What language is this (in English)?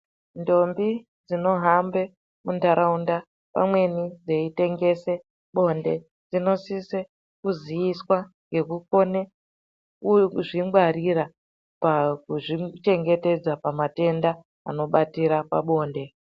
Ndau